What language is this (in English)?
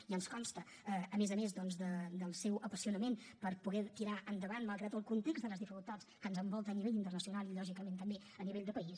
Catalan